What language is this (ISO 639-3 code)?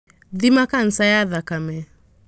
kik